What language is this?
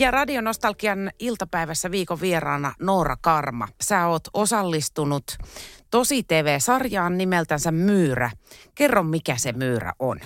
Finnish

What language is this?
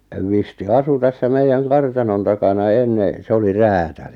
Finnish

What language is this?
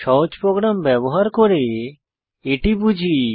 Bangla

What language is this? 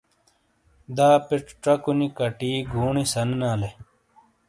Shina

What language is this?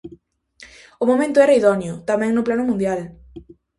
Galician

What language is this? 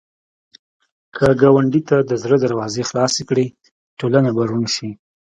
Pashto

